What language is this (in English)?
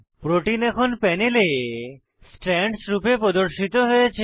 Bangla